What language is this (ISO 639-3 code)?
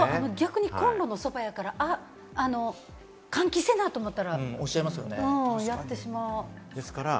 jpn